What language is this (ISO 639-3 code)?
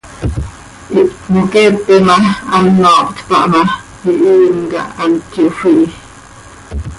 sei